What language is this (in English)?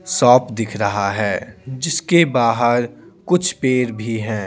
Hindi